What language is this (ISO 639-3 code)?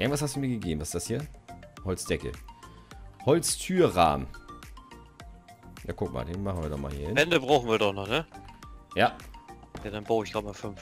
deu